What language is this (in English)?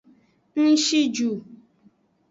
Aja (Benin)